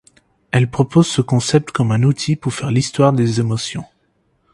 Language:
French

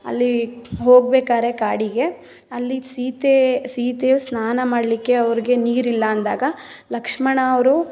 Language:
Kannada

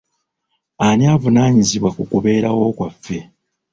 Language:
Ganda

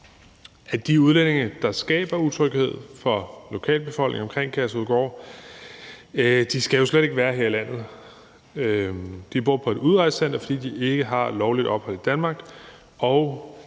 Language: Danish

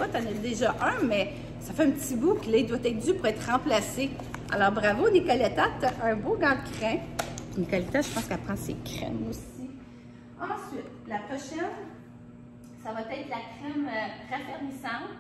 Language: French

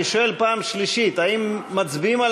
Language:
Hebrew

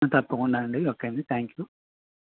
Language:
Telugu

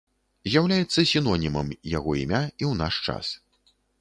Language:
Belarusian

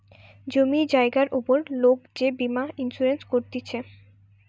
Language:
Bangla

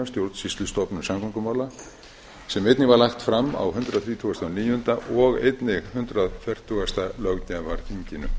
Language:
Icelandic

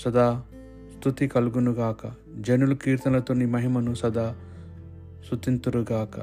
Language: Telugu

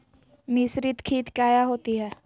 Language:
Magahi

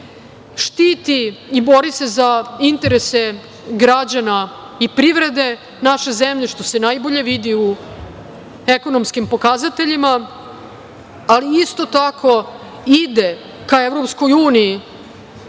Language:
Serbian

